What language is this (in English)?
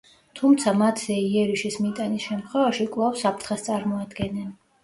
Georgian